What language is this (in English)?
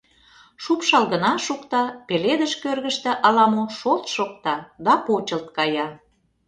Mari